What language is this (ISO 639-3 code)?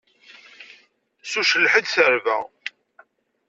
kab